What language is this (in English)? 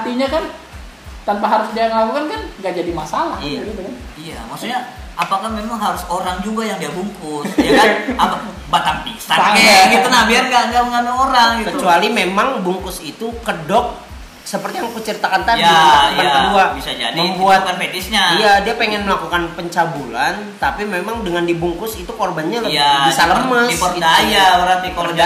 Indonesian